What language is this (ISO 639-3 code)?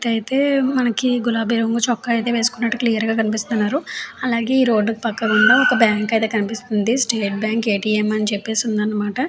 tel